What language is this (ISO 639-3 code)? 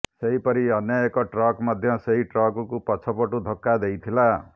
ori